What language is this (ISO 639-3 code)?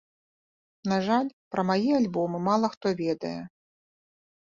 bel